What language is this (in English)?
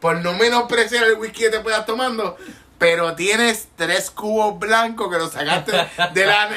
Spanish